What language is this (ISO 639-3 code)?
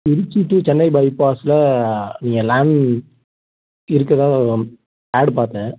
tam